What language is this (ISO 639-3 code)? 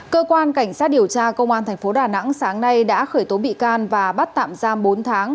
vie